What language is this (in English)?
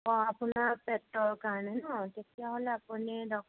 Assamese